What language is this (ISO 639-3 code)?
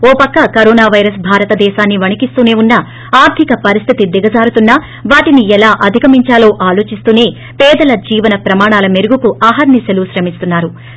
tel